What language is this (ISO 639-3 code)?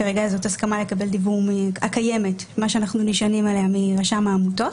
heb